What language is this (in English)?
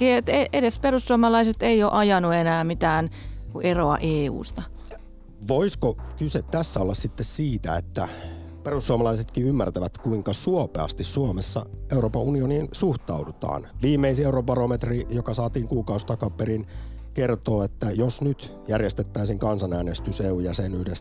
Finnish